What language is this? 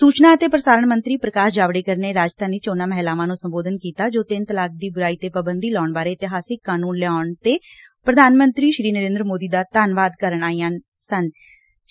Punjabi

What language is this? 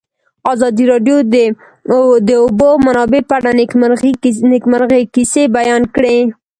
Pashto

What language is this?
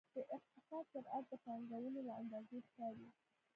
Pashto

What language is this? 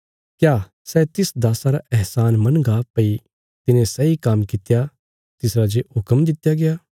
Bilaspuri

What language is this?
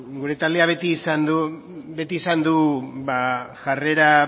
Basque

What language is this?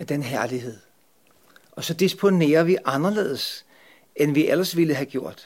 Danish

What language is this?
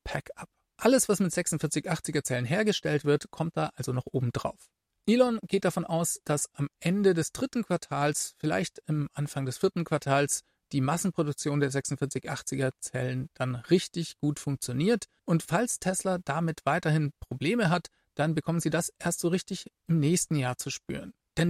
German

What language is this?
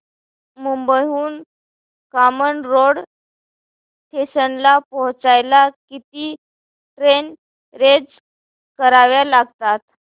Marathi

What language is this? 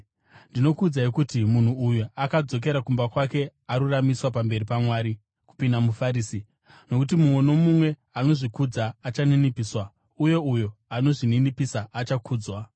Shona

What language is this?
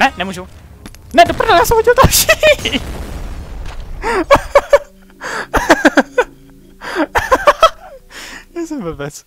Czech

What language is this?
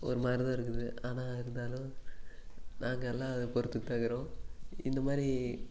Tamil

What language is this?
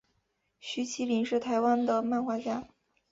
Chinese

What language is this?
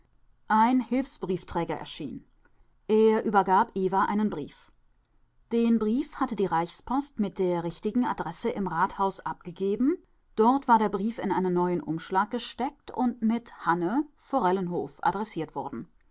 German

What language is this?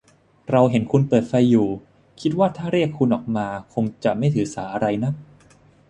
Thai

